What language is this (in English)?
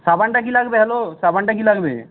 Bangla